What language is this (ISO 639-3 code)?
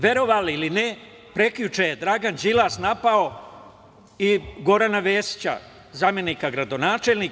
srp